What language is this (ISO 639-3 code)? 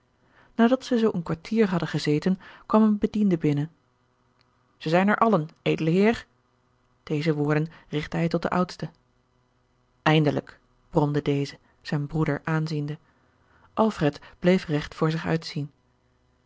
nld